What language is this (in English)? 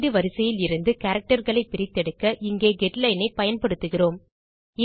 Tamil